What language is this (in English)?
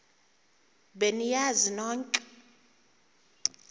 Xhosa